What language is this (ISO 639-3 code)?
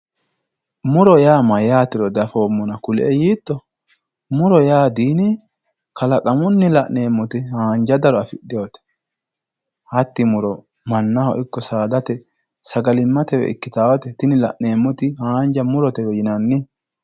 sid